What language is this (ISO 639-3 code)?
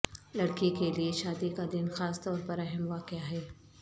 urd